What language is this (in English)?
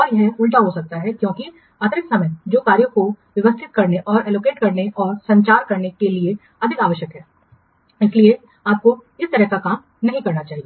Hindi